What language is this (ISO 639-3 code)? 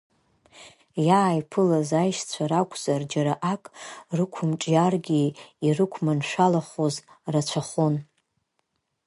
abk